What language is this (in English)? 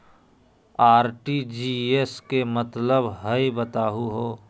Magahi